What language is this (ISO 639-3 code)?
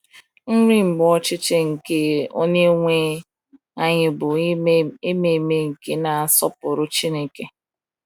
ibo